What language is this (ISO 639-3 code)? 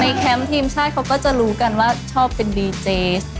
tha